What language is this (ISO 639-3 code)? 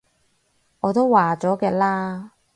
yue